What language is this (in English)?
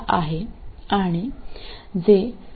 Malayalam